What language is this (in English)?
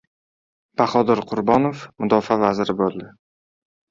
Uzbek